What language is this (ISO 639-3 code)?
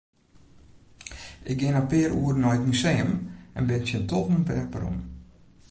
fry